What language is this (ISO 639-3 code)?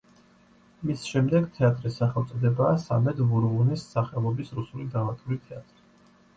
kat